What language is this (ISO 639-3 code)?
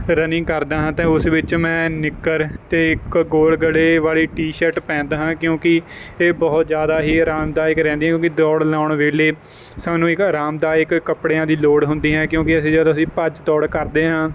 pan